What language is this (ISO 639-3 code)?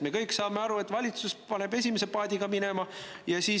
est